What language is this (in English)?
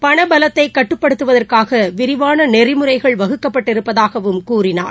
Tamil